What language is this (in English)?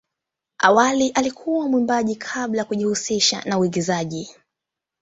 Swahili